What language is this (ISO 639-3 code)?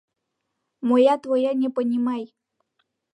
chm